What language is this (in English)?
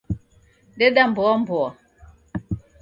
Taita